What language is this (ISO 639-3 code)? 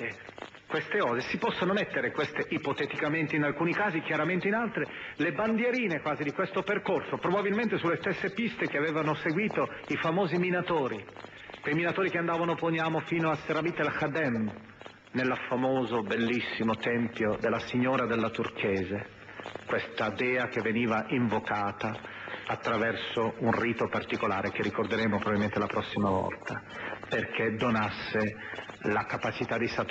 ita